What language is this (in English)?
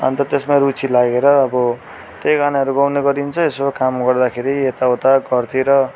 Nepali